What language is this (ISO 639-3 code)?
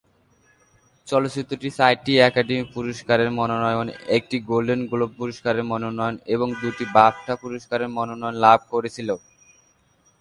ben